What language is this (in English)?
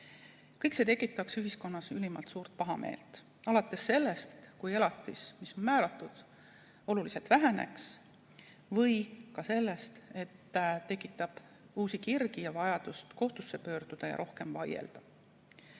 Estonian